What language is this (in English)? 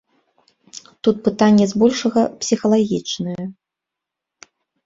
Belarusian